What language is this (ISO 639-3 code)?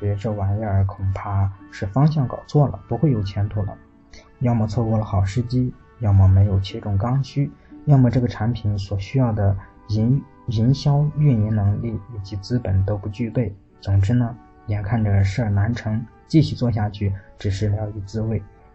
zho